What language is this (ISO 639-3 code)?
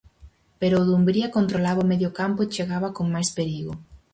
glg